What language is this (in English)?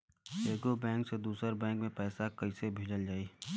Bhojpuri